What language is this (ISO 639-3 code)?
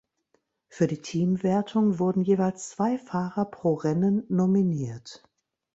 deu